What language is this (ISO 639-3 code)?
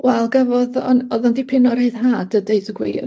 cym